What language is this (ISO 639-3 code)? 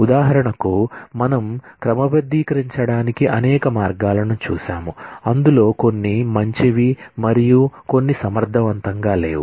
tel